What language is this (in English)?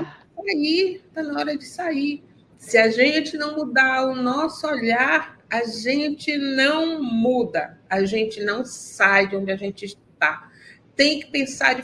Portuguese